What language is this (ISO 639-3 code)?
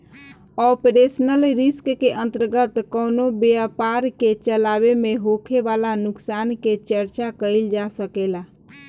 bho